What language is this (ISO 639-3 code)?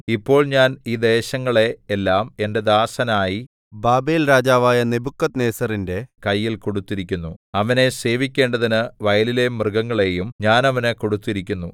mal